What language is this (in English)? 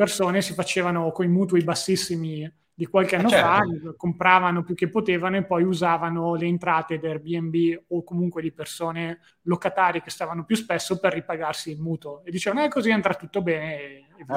Italian